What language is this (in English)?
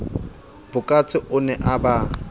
Southern Sotho